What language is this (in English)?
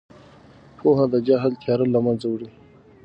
Pashto